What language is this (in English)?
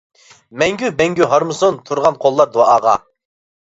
Uyghur